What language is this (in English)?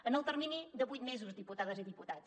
Catalan